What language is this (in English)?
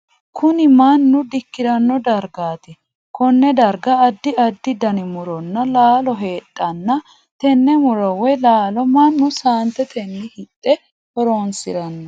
Sidamo